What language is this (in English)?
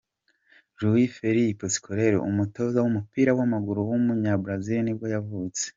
Kinyarwanda